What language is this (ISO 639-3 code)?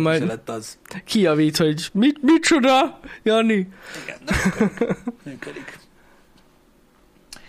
hun